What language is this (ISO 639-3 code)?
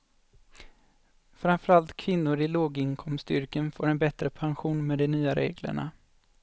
swe